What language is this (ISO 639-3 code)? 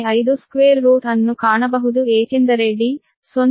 kan